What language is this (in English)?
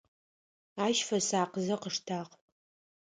Adyghe